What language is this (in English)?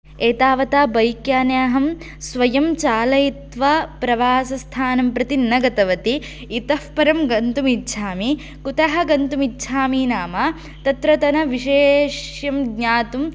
Sanskrit